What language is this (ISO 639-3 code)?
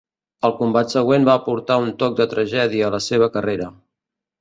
cat